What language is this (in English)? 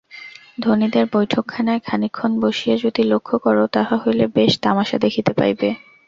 Bangla